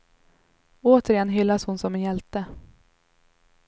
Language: Swedish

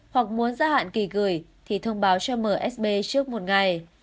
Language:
Vietnamese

